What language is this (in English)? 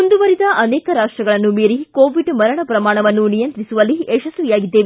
Kannada